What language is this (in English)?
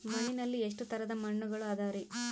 Kannada